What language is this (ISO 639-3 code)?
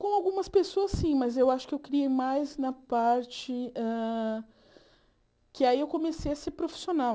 por